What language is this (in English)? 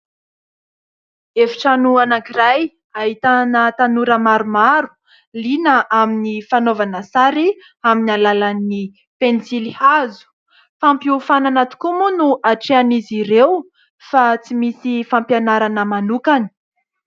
Malagasy